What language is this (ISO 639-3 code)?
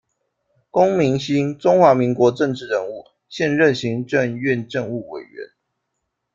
zho